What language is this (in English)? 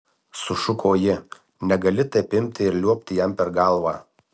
Lithuanian